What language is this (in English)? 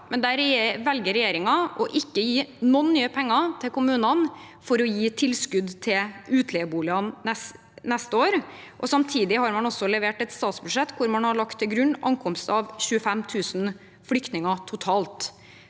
Norwegian